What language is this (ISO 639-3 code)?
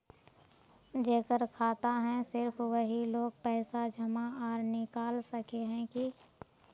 mag